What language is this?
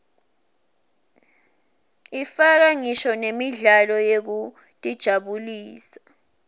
Swati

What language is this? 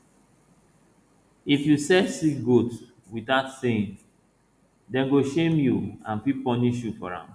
Nigerian Pidgin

